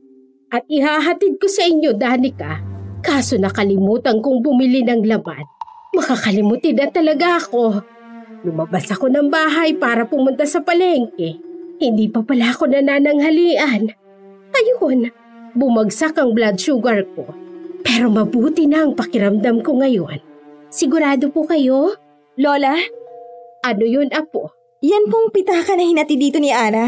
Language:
Filipino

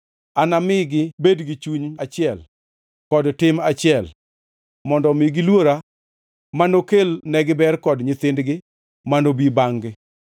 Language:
Luo (Kenya and Tanzania)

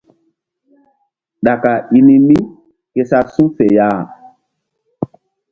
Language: Mbum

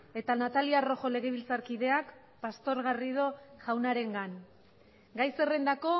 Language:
Basque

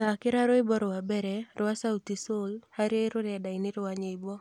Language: Kikuyu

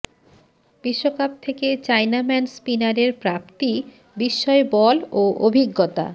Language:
Bangla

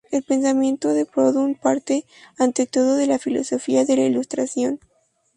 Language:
Spanish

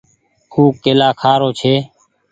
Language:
Goaria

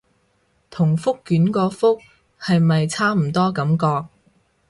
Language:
Cantonese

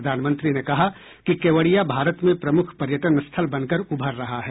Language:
Hindi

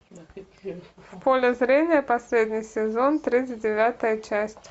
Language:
Russian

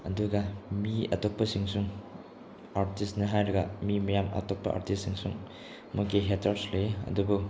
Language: Manipuri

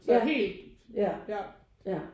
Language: Danish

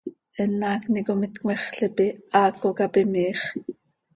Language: Seri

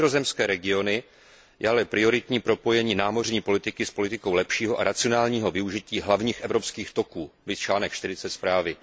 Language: Czech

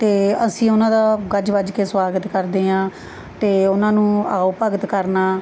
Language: Punjabi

